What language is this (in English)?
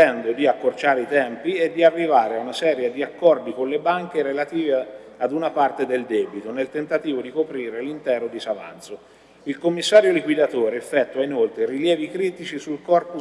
Italian